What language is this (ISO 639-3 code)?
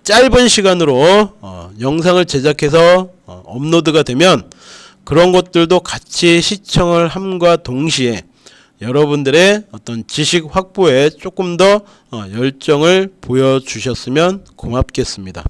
kor